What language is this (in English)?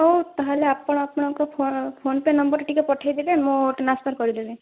Odia